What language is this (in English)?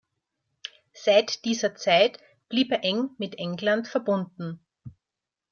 German